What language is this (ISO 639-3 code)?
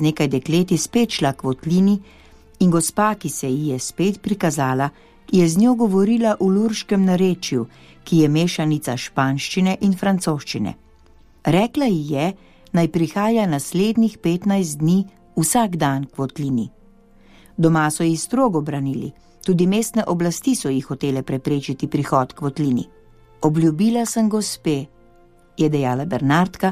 pol